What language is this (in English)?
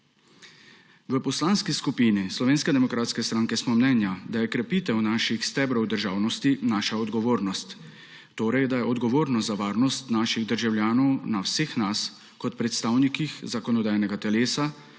Slovenian